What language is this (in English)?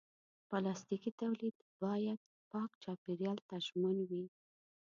Pashto